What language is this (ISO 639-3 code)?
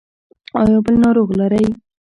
pus